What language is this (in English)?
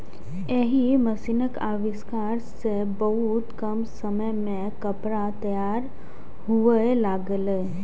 Maithili